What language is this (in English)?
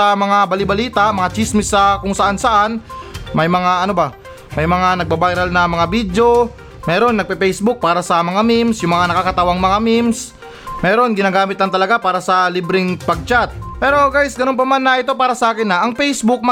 Filipino